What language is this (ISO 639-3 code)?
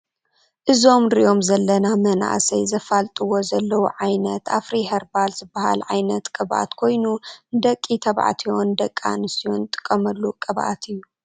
tir